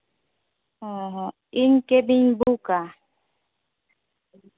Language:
Santali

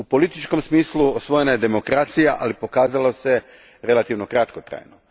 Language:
Croatian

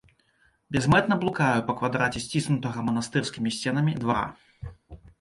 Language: Belarusian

